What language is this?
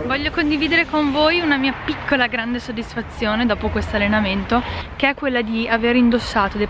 Italian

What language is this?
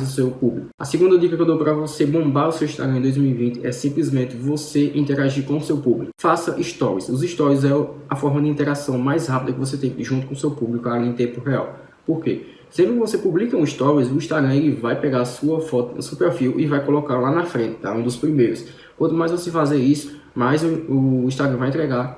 Portuguese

